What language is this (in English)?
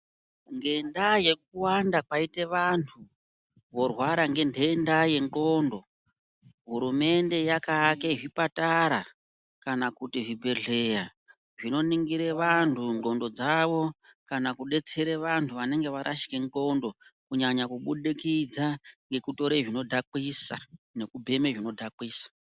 Ndau